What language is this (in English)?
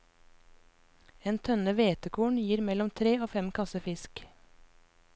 Norwegian